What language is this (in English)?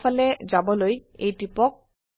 Assamese